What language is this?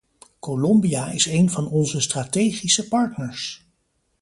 Dutch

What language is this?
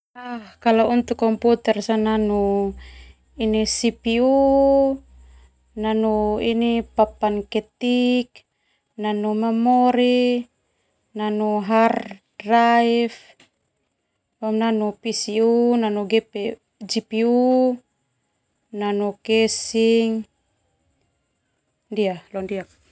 Termanu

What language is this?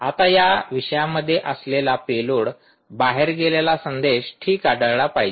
Marathi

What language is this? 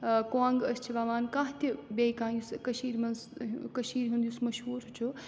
Kashmiri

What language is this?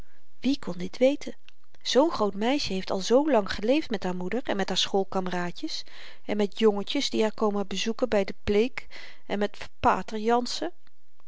Dutch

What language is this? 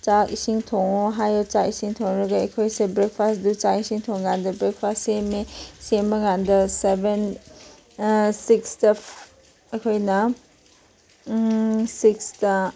Manipuri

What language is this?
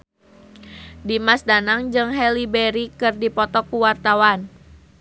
Sundanese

